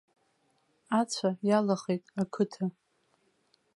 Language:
Abkhazian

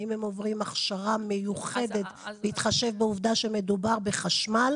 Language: Hebrew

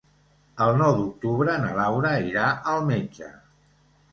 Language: Catalan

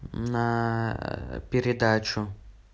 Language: Russian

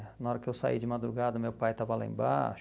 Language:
Portuguese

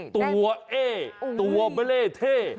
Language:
Thai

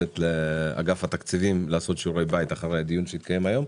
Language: Hebrew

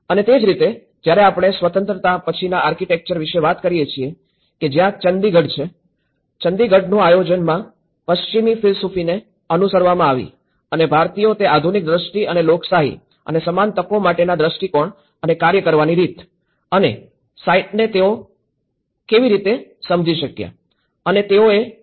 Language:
Gujarati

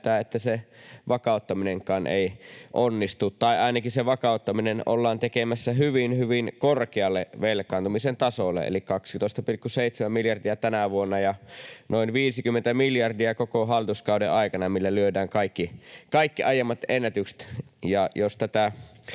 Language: Finnish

